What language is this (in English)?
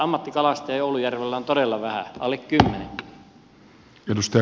Finnish